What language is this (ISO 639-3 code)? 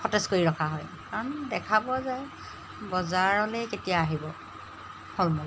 asm